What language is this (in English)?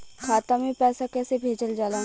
Bhojpuri